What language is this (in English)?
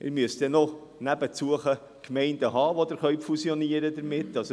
Swiss German